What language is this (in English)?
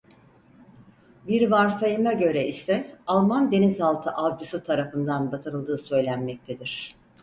Turkish